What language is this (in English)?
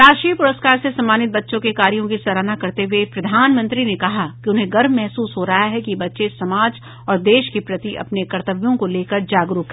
Hindi